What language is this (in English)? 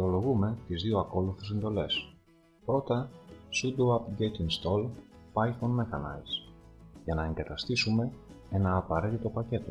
Greek